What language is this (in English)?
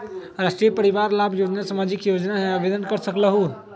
Magahi